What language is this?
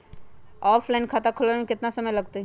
Magahi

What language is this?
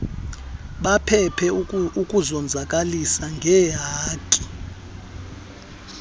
Xhosa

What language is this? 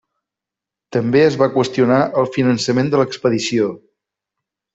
Catalan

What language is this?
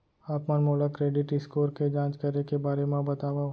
Chhattisgarhi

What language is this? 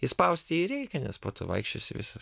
Lithuanian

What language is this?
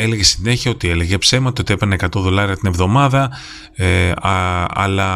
Greek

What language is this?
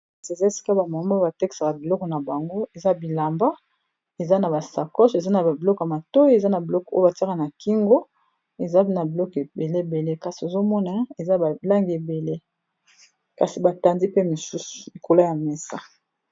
Lingala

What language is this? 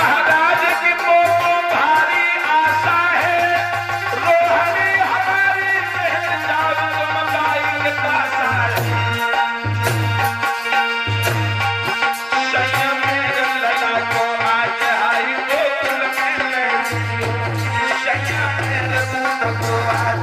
Turkish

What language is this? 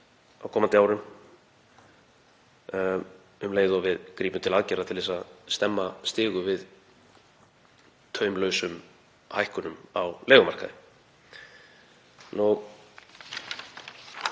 Icelandic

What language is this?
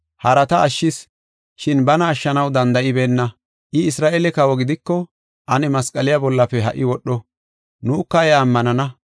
Gofa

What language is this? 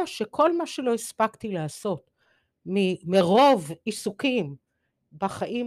Hebrew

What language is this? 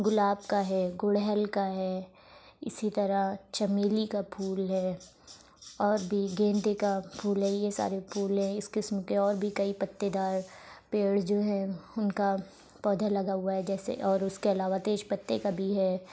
Urdu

